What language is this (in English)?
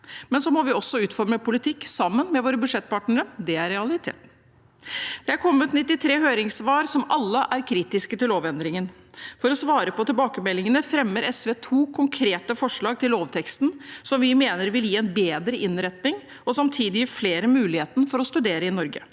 Norwegian